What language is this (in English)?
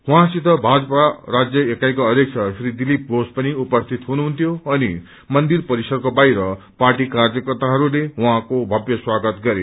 Nepali